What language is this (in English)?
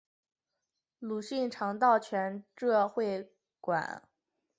Chinese